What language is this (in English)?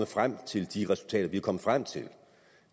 Danish